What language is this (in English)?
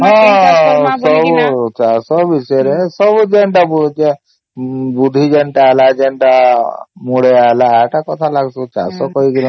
Odia